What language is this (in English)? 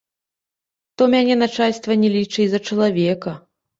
Belarusian